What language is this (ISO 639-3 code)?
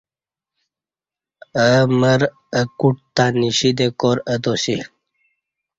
bsh